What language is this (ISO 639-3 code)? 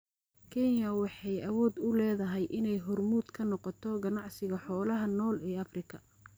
som